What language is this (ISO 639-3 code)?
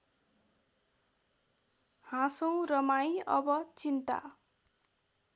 nep